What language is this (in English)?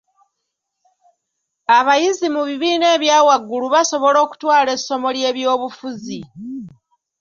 Ganda